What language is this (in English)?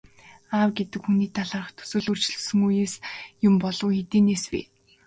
Mongolian